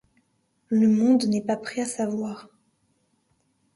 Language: French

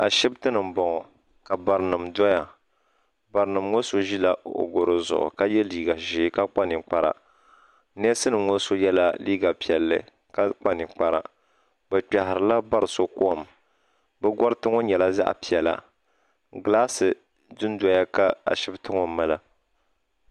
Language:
Dagbani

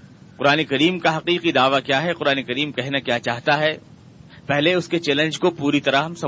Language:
Urdu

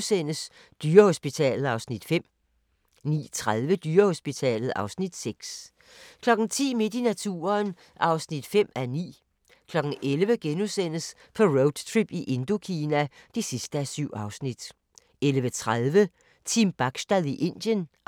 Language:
Danish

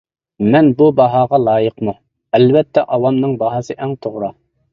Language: Uyghur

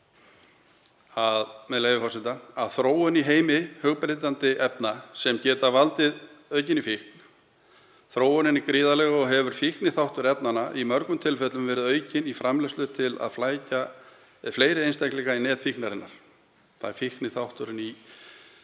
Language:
Icelandic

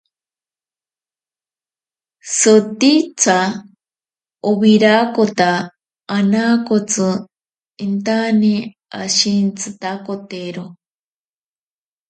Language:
Ashéninka Perené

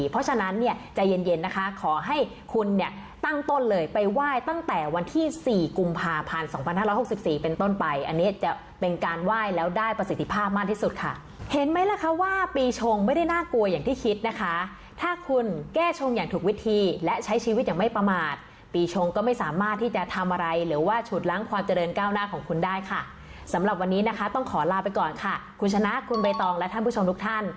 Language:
Thai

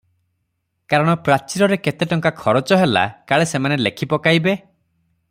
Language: Odia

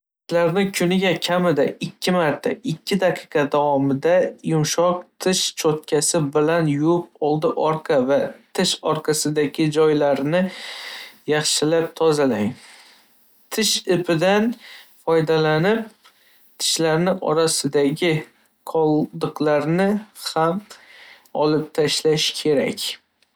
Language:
Uzbek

